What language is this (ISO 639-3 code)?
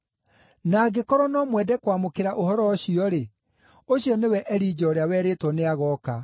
kik